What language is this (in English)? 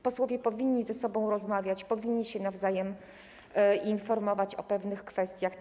Polish